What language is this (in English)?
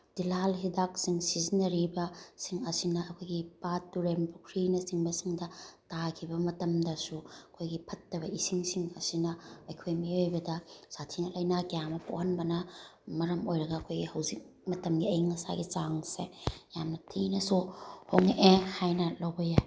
Manipuri